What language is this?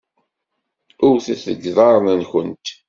Kabyle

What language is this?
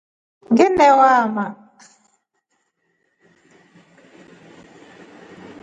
Rombo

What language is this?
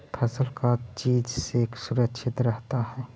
Magahi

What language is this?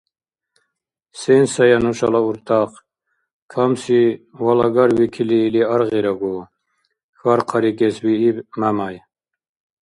Dargwa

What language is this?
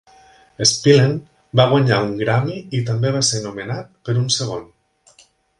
Catalan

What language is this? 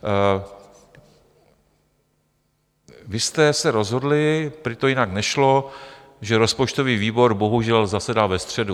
Czech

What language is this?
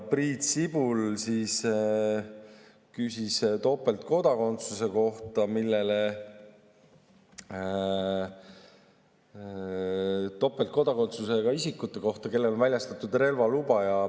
Estonian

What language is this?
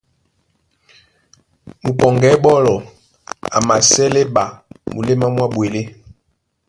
Duala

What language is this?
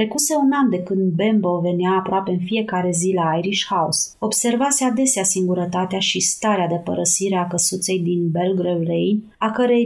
Romanian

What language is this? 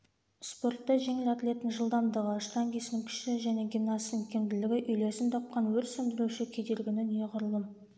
Kazakh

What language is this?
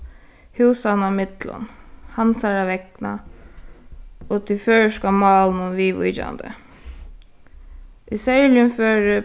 Faroese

